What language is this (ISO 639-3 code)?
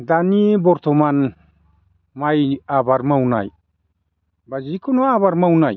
brx